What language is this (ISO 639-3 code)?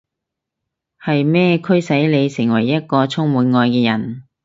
yue